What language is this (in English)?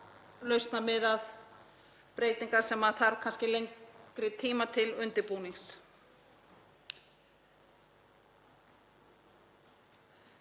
Icelandic